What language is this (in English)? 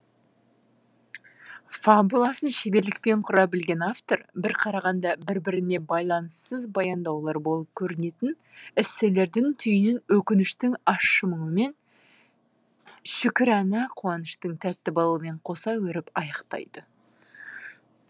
Kazakh